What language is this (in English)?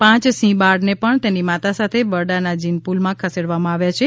Gujarati